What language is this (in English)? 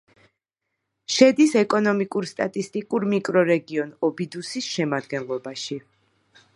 Georgian